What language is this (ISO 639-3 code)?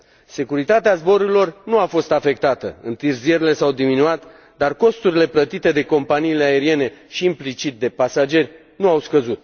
ron